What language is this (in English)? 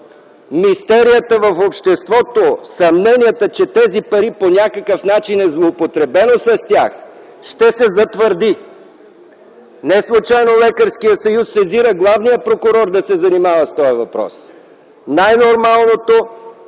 Bulgarian